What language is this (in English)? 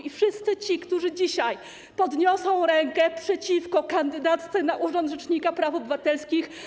Polish